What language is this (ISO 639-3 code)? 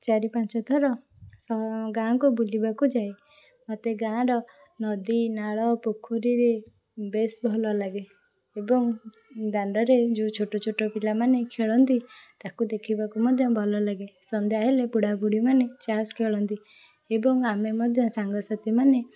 ori